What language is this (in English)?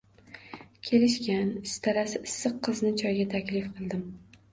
Uzbek